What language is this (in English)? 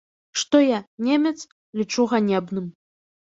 Belarusian